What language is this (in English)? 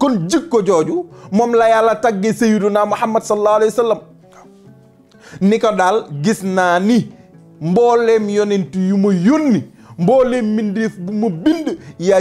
Arabic